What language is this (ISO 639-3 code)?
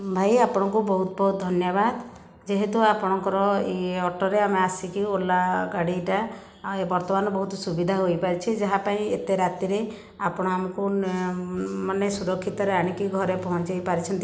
ori